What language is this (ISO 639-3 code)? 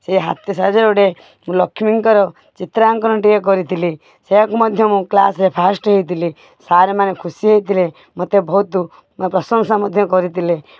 ori